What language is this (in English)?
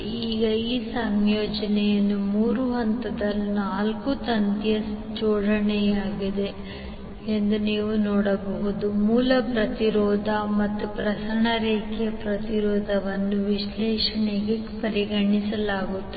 Kannada